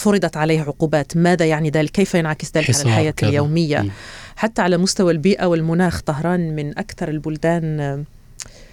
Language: Arabic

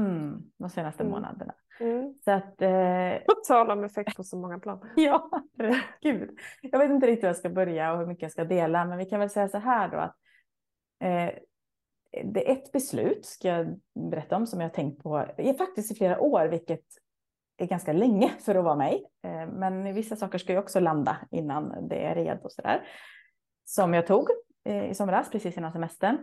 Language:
Swedish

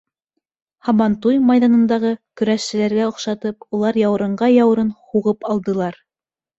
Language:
Bashkir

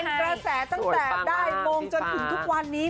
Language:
Thai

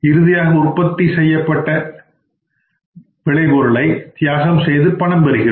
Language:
Tamil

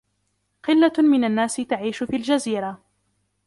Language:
Arabic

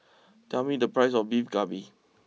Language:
English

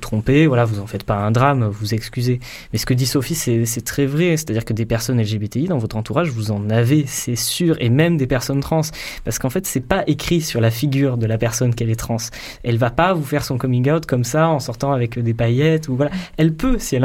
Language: French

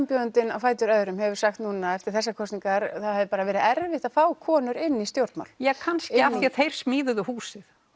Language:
Icelandic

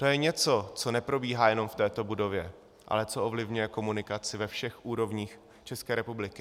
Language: Czech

